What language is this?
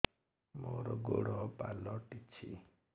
Odia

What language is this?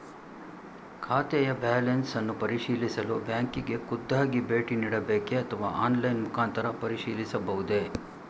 Kannada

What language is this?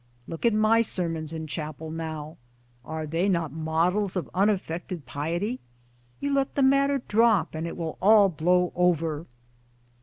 English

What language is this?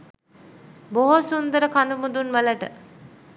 Sinhala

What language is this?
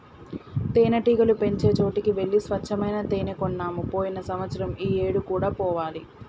Telugu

